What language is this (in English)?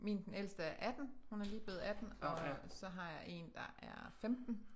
Danish